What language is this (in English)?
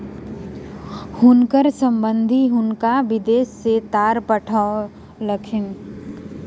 Maithili